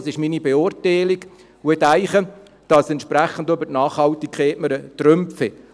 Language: Swiss German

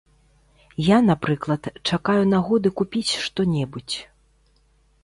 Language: Belarusian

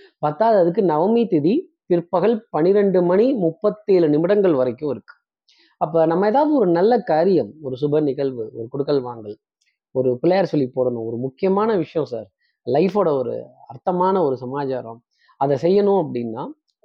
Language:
Tamil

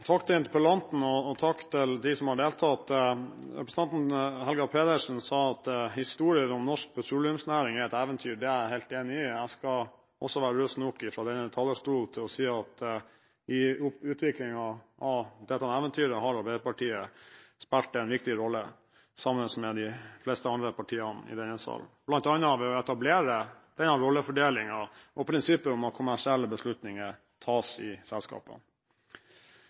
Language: Norwegian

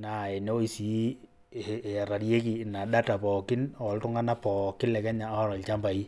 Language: Masai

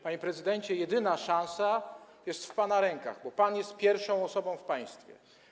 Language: Polish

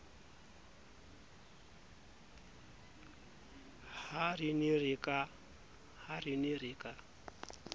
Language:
Southern Sotho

